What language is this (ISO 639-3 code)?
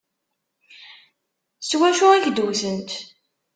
kab